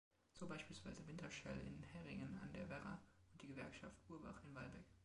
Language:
German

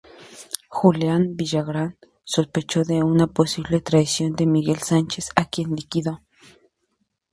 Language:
Spanish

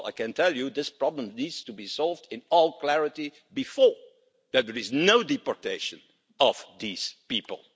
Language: English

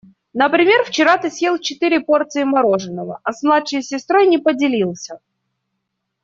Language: Russian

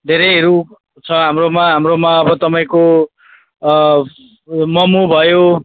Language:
Nepali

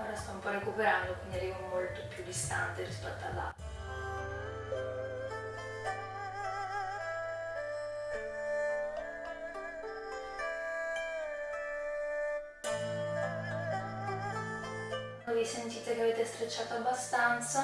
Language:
Italian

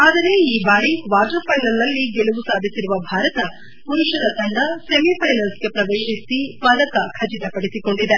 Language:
Kannada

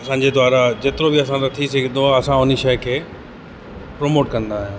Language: Sindhi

